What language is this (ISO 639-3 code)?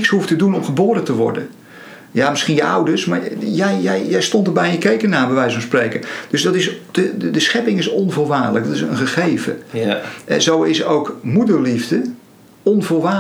nld